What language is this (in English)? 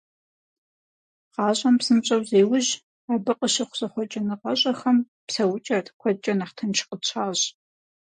Kabardian